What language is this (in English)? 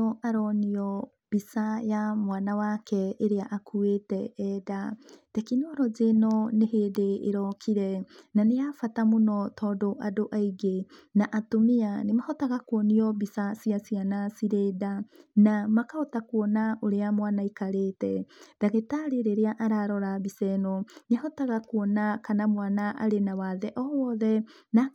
Kikuyu